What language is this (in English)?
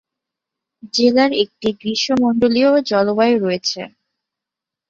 Bangla